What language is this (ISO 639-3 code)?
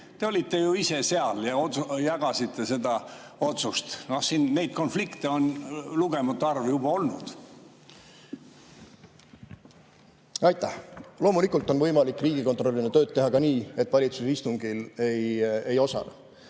est